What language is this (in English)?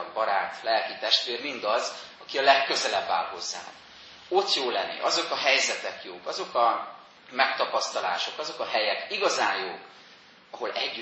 Hungarian